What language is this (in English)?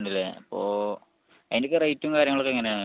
Malayalam